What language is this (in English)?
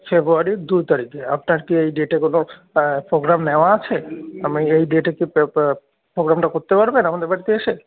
Bangla